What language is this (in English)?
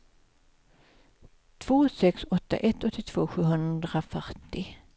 Swedish